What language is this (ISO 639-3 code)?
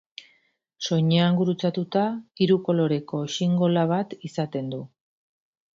eus